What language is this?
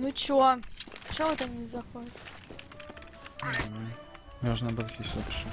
Russian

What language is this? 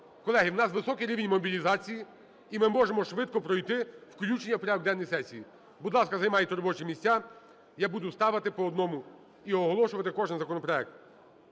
Ukrainian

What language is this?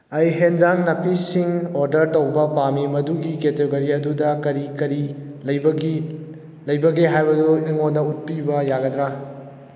Manipuri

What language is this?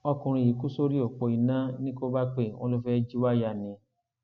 Yoruba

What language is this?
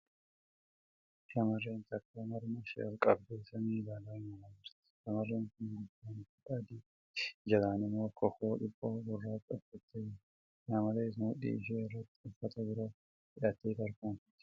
Oromo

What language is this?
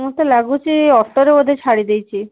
Odia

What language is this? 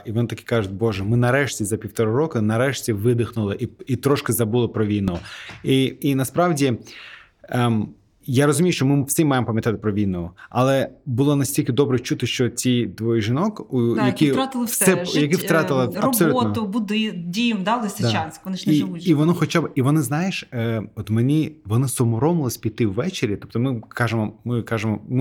Ukrainian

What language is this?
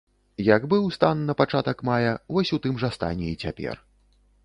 Belarusian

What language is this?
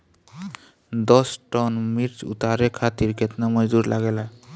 Bhojpuri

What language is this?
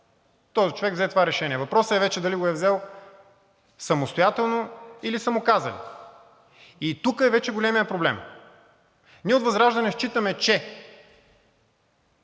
Bulgarian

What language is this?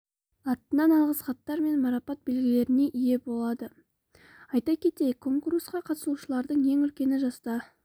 Kazakh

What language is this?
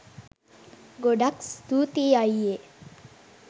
Sinhala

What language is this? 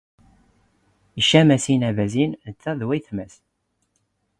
Standard Moroccan Tamazight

